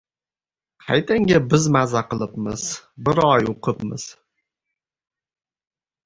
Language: Uzbek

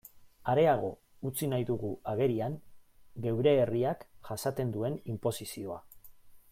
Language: Basque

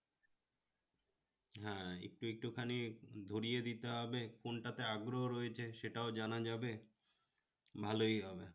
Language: Bangla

